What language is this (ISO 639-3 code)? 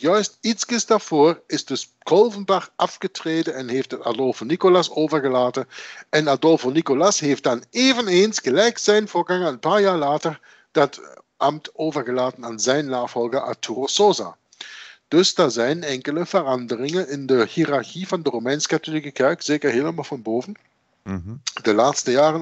nld